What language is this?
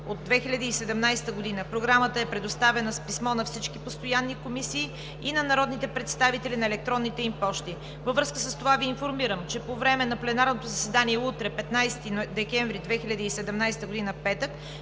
Bulgarian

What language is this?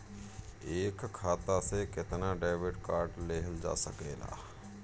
Bhojpuri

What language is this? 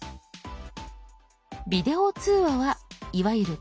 Japanese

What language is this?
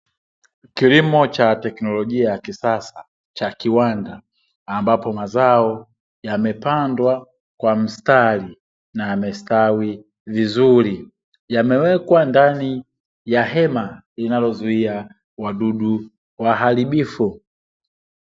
Swahili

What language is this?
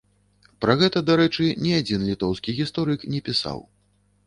Belarusian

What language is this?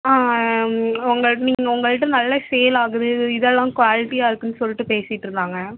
Tamil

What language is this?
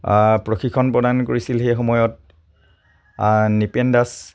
Assamese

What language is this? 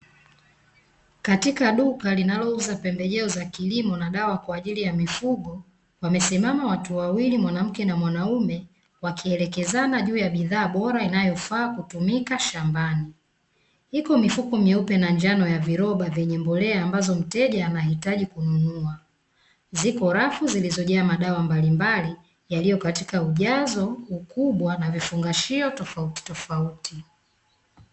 Swahili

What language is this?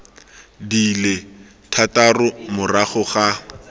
Tswana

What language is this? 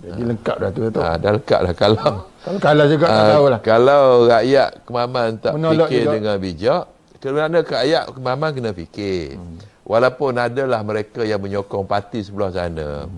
Malay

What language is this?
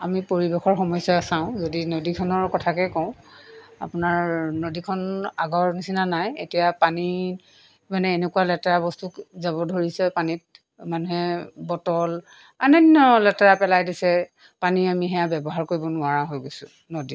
Assamese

